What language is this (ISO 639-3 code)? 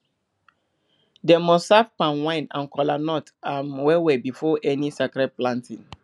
pcm